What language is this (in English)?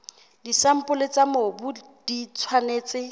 Southern Sotho